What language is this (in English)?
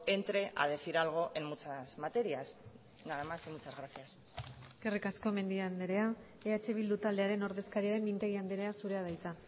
Basque